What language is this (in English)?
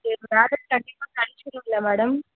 Tamil